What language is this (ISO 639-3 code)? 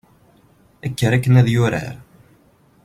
kab